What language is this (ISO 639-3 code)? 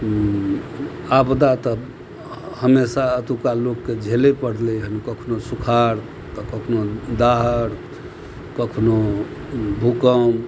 mai